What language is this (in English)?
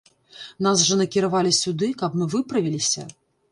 Belarusian